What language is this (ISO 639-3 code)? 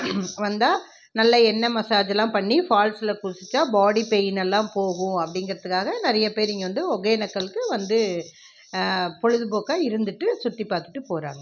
tam